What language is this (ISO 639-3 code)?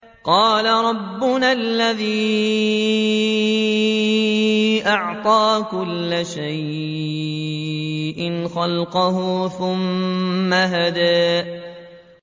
ara